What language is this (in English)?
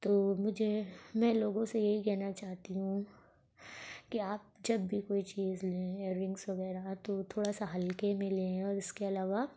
Urdu